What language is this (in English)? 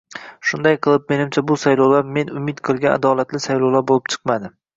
Uzbek